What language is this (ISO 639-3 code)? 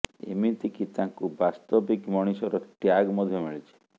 ori